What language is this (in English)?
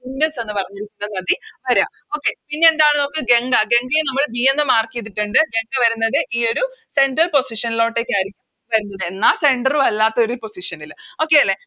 Malayalam